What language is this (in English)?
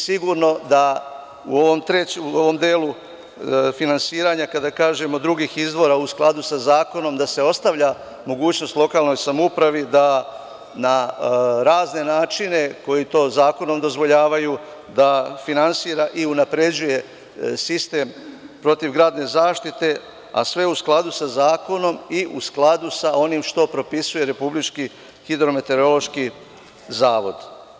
Serbian